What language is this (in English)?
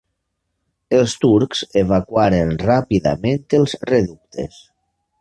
Catalan